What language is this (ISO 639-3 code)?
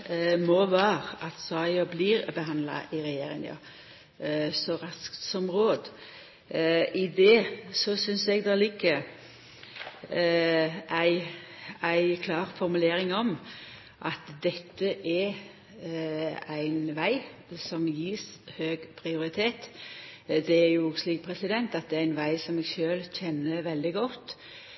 nno